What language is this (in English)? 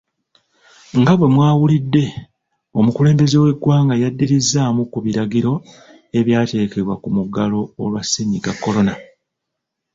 Ganda